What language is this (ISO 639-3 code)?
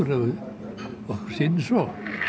isl